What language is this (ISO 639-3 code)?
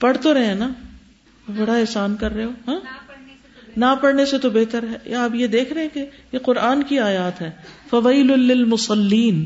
urd